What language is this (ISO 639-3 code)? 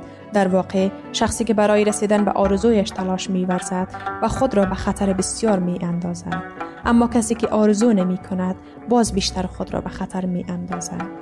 fas